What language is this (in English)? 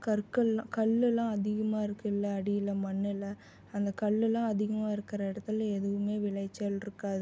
Tamil